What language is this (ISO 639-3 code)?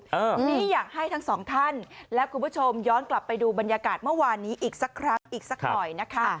tha